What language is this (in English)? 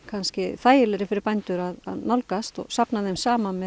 Icelandic